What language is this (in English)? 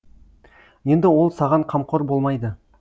Kazakh